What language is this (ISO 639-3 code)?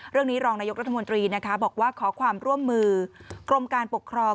tha